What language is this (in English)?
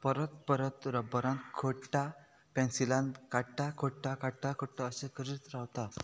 Konkani